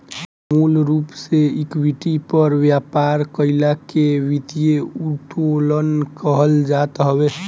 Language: Bhojpuri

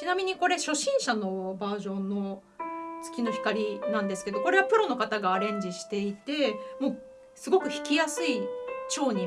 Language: Japanese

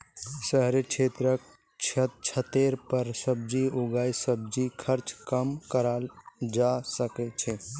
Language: Magahi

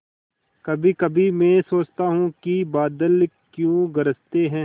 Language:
Hindi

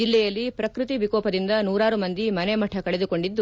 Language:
Kannada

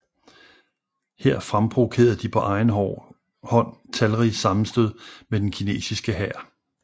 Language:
Danish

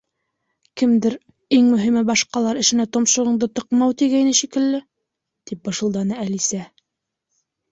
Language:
Bashkir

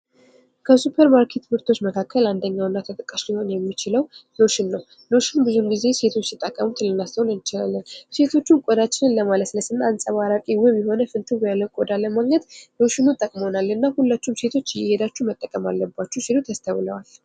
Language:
Amharic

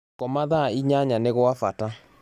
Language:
Kikuyu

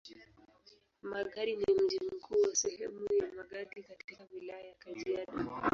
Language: Swahili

